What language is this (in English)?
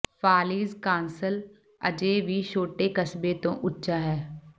Punjabi